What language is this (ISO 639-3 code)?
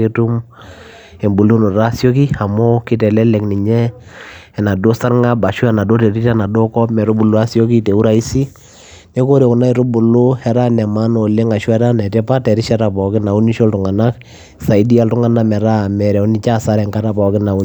mas